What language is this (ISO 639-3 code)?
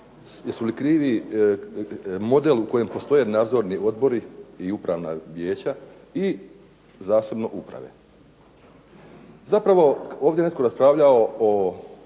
hrv